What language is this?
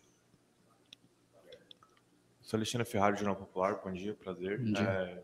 Portuguese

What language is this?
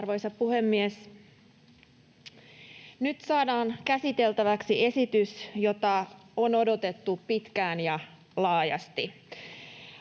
Finnish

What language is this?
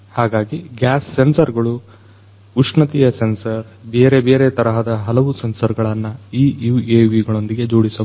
Kannada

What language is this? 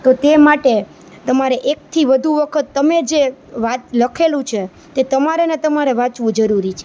Gujarati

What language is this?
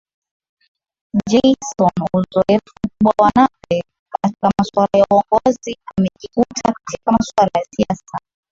Swahili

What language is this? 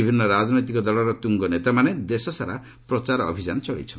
Odia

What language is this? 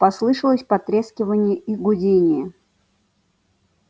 Russian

